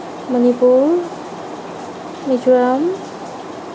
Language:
Assamese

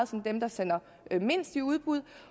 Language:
Danish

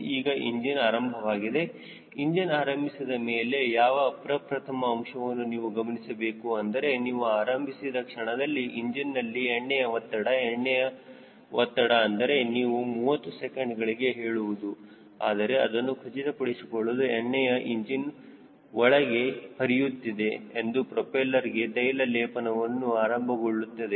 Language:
Kannada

